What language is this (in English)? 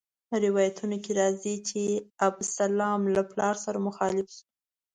Pashto